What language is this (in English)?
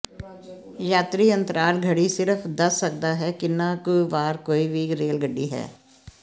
Punjabi